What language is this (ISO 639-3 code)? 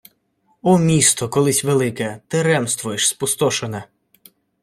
ukr